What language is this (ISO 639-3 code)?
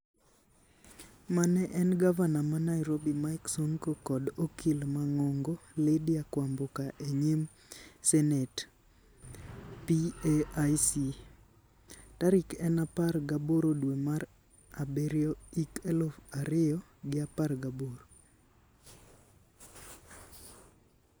luo